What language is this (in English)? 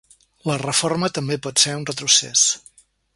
Catalan